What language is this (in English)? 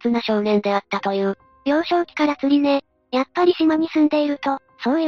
Japanese